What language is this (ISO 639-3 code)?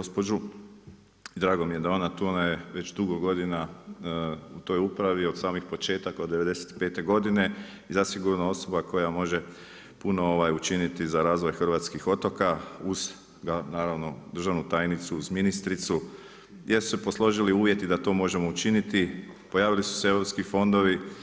hrv